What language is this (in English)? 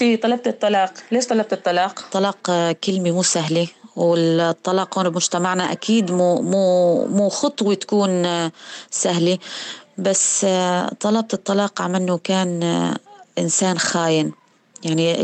Arabic